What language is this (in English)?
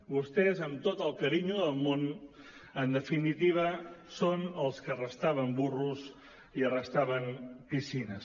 Catalan